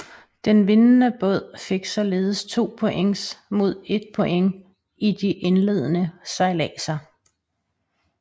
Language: Danish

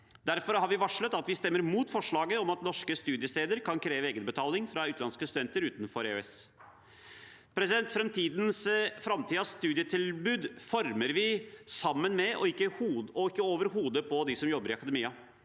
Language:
Norwegian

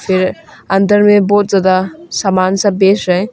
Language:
Hindi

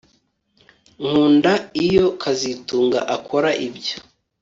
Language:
Kinyarwanda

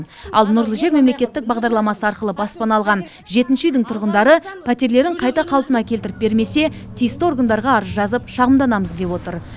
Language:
Kazakh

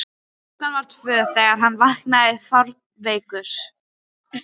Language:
Icelandic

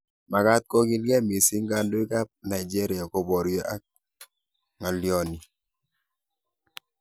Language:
Kalenjin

